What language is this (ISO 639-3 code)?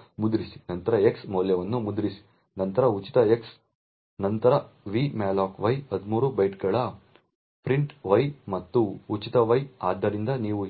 kan